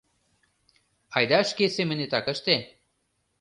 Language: Mari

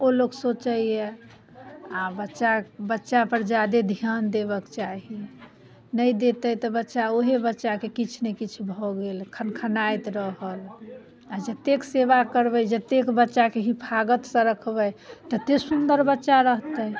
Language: Maithili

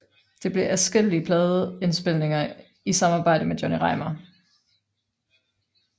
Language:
Danish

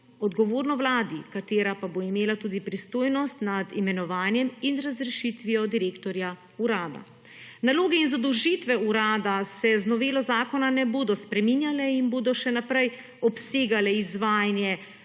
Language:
Slovenian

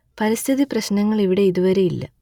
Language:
Malayalam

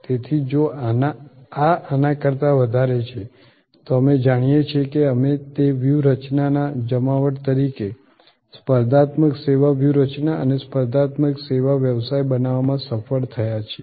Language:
Gujarati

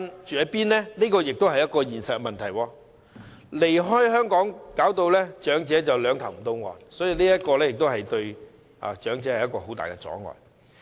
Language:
Cantonese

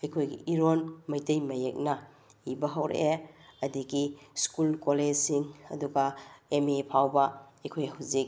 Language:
Manipuri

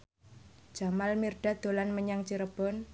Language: Javanese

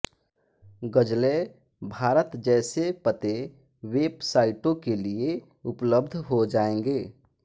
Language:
Hindi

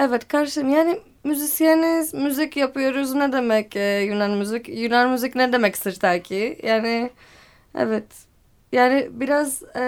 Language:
Turkish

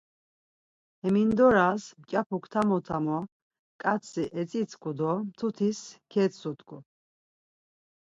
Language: Laz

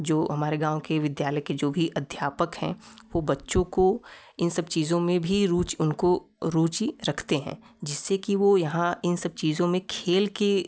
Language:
Hindi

